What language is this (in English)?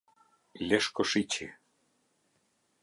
Albanian